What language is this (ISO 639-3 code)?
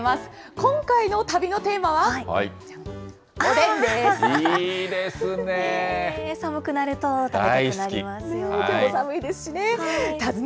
jpn